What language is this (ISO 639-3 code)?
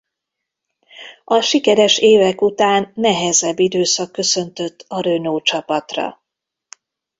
hun